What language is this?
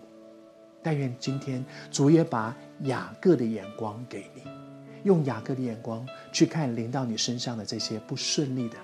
Chinese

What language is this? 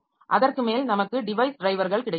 Tamil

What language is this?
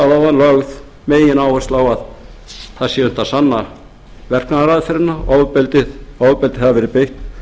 Icelandic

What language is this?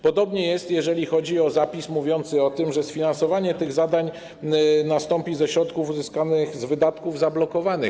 Polish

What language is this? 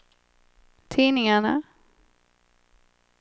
Swedish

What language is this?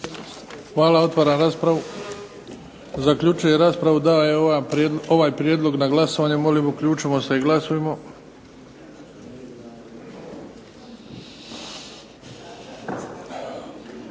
Croatian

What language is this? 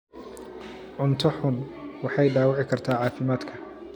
Somali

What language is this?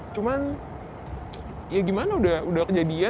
Indonesian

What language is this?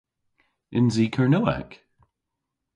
Cornish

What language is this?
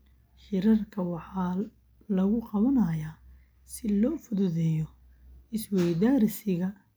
Somali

